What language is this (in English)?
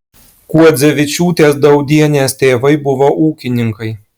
Lithuanian